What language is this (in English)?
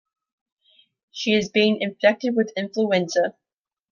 English